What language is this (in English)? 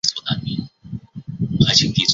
Chinese